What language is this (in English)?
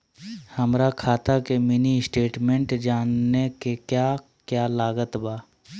Magahi